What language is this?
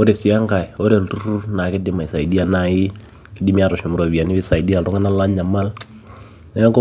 Masai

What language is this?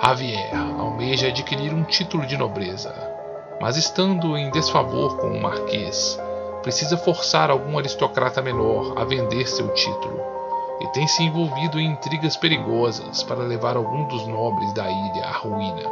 Portuguese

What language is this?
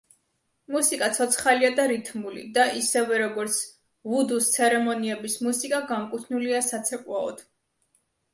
Georgian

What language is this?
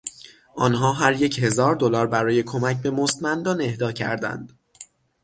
Persian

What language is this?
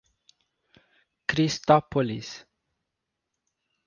Portuguese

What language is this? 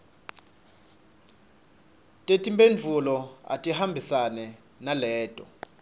Swati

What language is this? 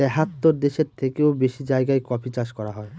Bangla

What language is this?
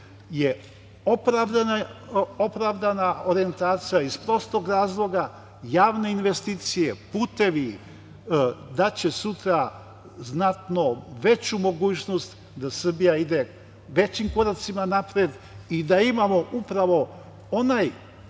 Serbian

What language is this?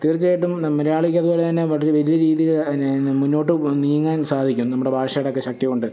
Malayalam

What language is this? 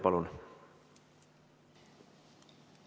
Estonian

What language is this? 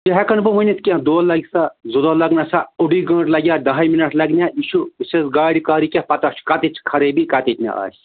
Kashmiri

